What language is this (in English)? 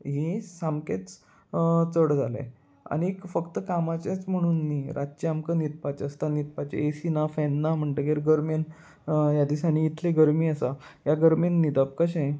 Konkani